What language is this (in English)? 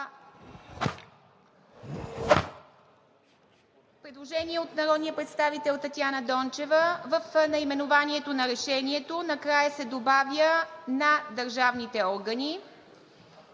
Bulgarian